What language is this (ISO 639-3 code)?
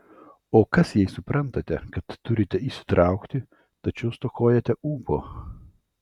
lit